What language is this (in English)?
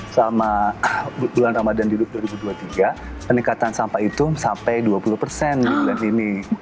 Indonesian